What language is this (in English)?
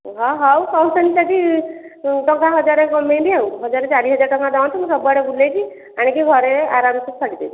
Odia